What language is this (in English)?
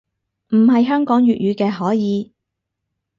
Cantonese